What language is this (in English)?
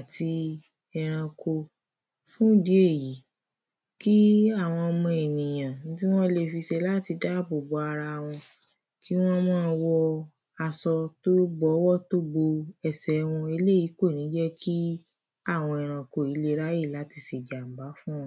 Yoruba